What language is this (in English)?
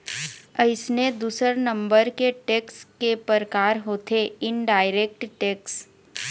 Chhattisgarhi